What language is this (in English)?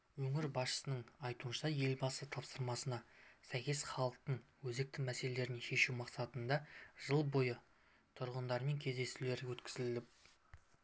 Kazakh